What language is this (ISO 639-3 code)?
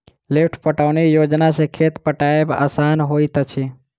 mai